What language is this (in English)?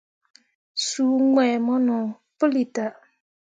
Mundang